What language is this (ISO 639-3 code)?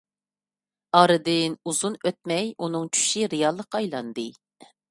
uig